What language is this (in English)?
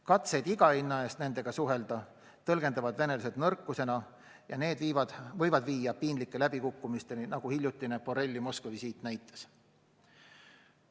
Estonian